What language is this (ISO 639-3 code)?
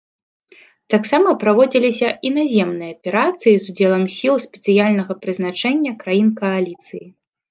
bel